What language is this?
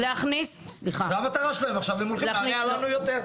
Hebrew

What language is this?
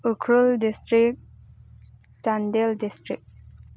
Manipuri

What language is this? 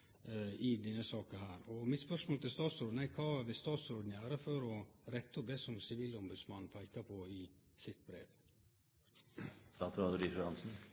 Norwegian Nynorsk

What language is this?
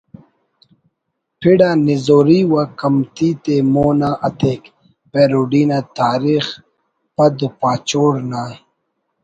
Brahui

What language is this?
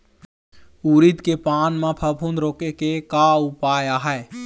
Chhattisgarhi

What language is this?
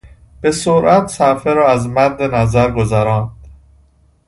Persian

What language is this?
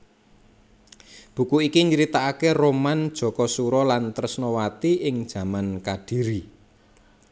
Javanese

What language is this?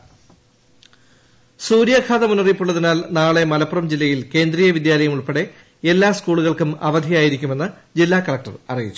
Malayalam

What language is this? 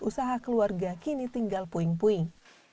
Indonesian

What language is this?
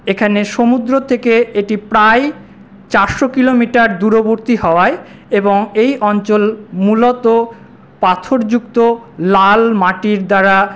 Bangla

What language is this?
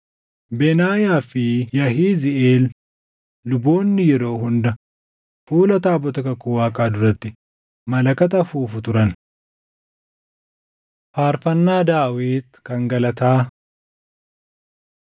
Oromo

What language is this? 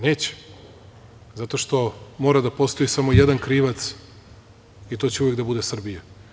Serbian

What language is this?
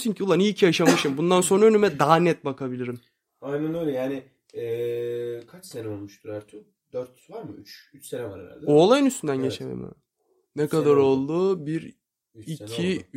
Turkish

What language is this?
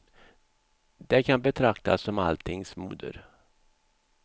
Swedish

